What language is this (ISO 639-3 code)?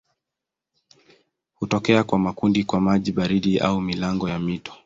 swa